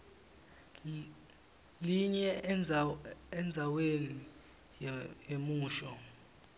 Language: Swati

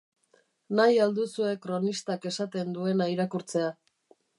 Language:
Basque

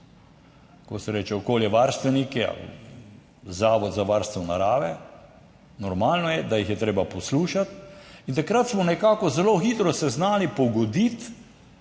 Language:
Slovenian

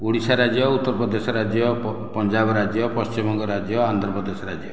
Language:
Odia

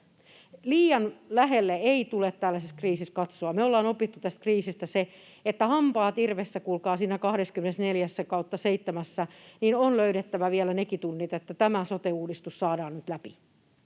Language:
Finnish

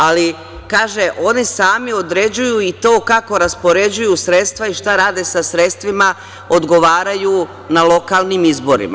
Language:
Serbian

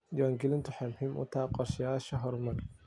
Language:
Somali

